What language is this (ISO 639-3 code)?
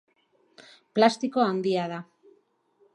eus